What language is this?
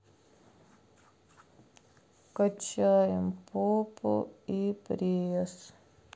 Russian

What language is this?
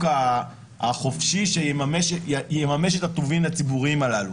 Hebrew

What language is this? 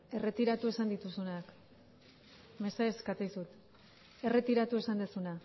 Basque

